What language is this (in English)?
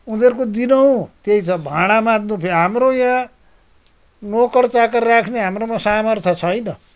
Nepali